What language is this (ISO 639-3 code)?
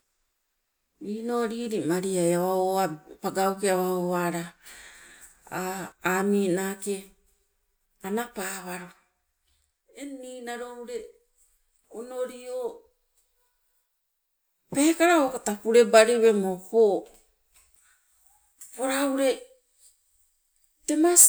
nco